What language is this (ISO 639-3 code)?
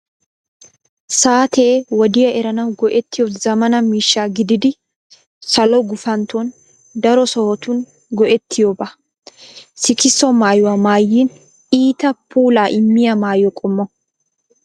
wal